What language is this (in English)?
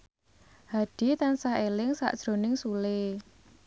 Javanese